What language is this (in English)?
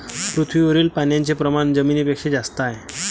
Marathi